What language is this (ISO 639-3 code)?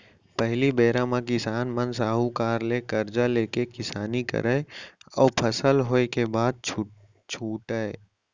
hne